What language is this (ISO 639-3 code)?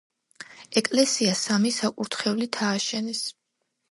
kat